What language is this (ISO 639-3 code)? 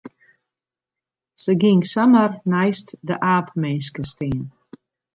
fry